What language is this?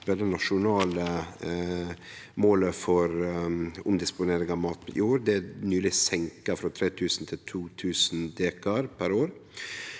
Norwegian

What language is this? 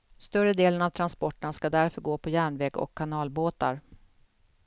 Swedish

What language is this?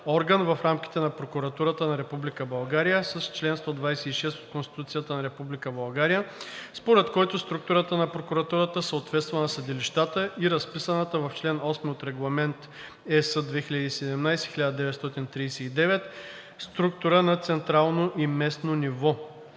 Bulgarian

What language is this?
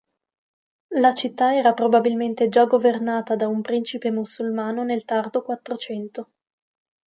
Italian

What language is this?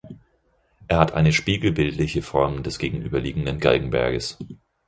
German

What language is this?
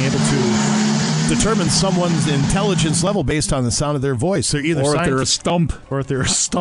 English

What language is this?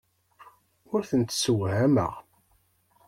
Kabyle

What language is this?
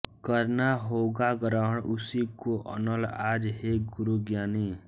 Hindi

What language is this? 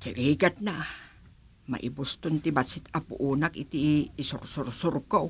Filipino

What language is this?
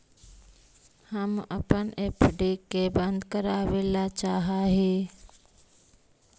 Magahi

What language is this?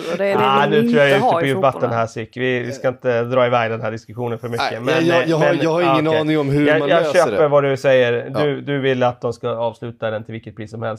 Swedish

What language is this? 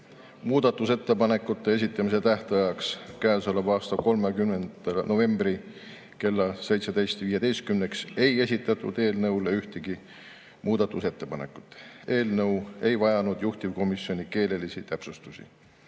Estonian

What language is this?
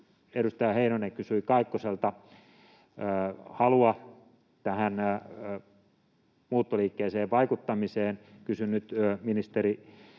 Finnish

